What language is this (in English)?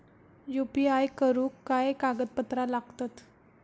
Marathi